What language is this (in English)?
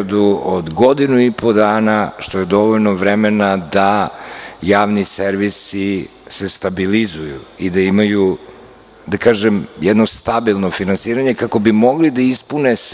Serbian